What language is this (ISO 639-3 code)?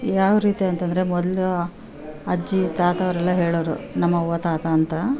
kan